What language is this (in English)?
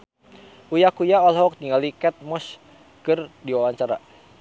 Sundanese